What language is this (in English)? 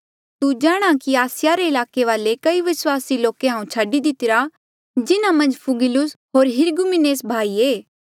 Mandeali